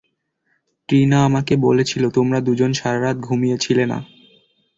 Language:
Bangla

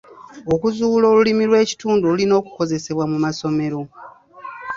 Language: Ganda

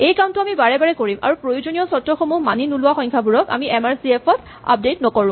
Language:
Assamese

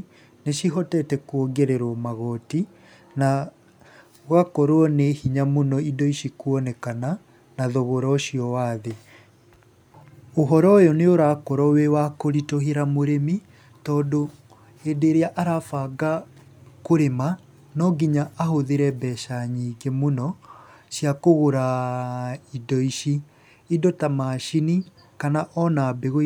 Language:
Kikuyu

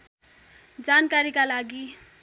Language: Nepali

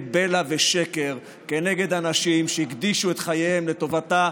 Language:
Hebrew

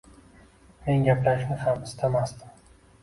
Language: Uzbek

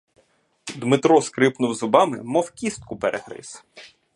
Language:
Ukrainian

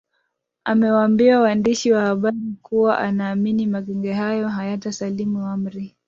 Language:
Swahili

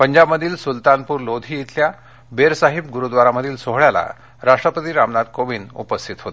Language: Marathi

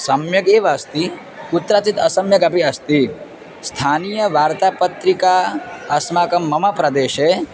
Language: Sanskrit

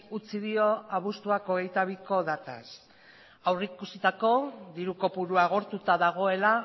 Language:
Basque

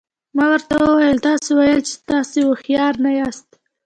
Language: Pashto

